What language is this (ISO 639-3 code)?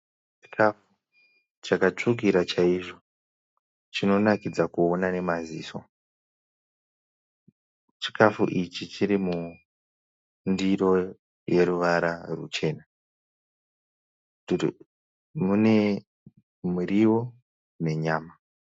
sna